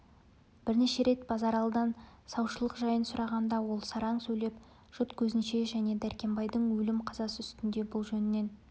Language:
Kazakh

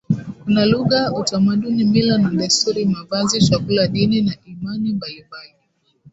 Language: Swahili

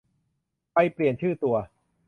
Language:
Thai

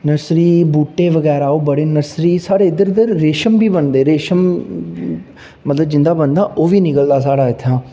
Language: Dogri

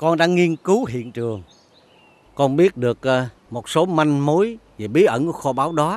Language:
Vietnamese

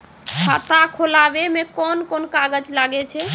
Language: Maithili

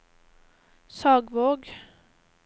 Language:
Norwegian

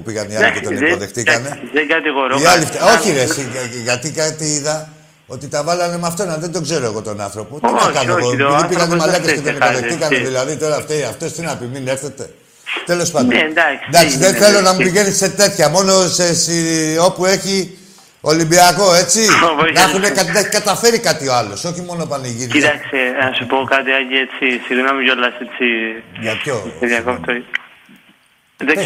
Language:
Greek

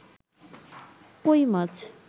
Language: Bangla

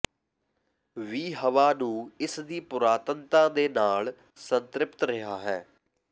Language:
Punjabi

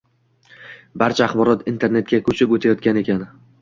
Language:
Uzbek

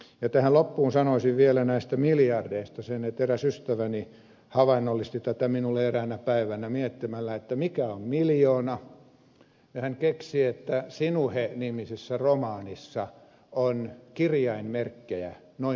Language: Finnish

